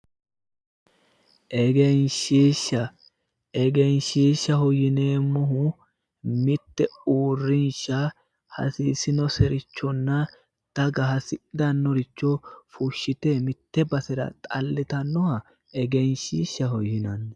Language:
Sidamo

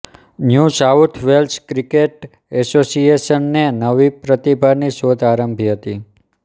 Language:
Gujarati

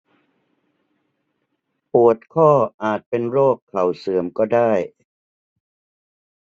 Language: Thai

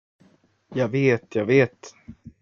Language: Swedish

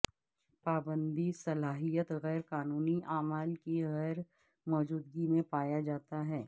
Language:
Urdu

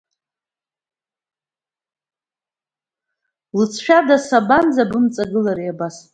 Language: Abkhazian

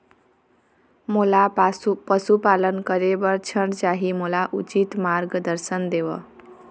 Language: Chhattisgarhi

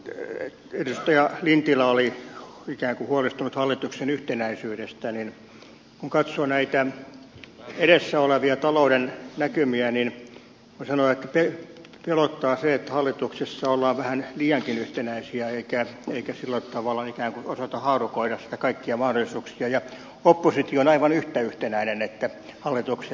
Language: Finnish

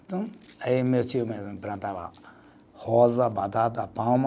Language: Portuguese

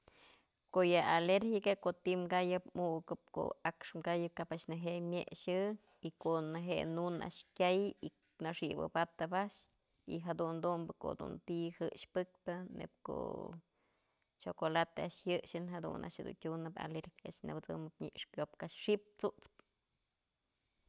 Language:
Mazatlán Mixe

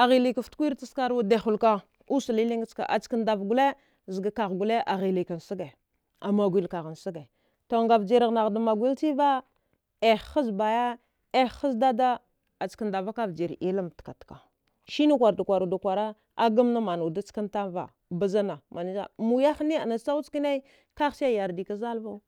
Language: Dghwede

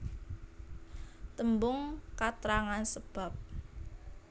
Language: Javanese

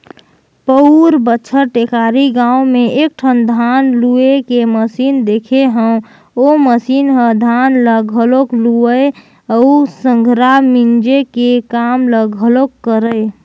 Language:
Chhattisgarhi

